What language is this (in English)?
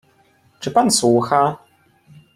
Polish